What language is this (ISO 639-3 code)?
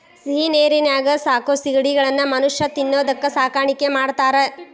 kan